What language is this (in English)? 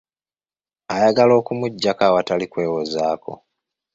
Ganda